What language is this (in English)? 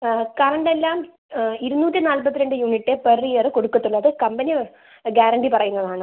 Malayalam